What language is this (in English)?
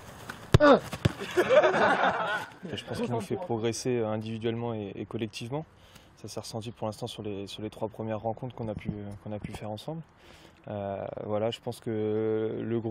French